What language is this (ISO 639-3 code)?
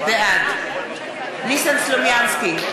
heb